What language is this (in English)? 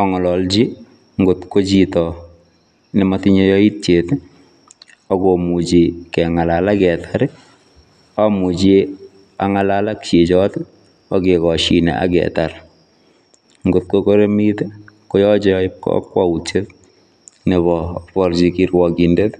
Kalenjin